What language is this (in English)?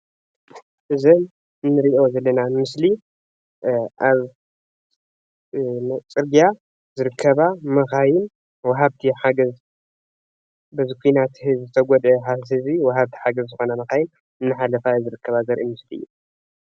Tigrinya